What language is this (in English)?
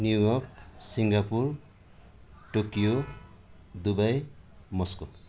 Nepali